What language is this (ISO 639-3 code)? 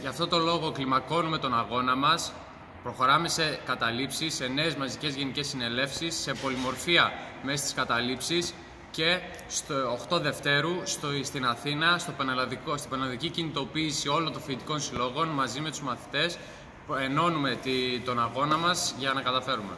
ell